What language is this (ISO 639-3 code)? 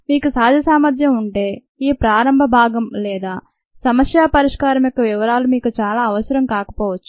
tel